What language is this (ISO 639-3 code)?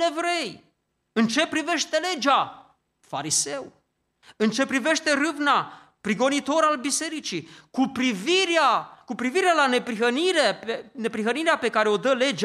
ron